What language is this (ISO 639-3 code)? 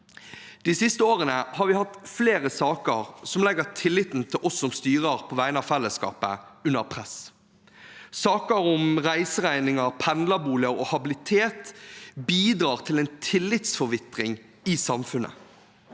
nor